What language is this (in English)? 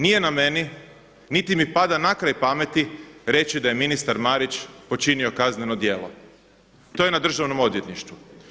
Croatian